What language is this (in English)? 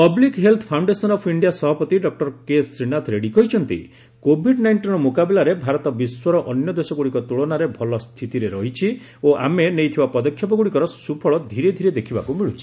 Odia